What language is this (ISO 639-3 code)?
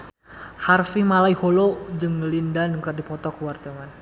sun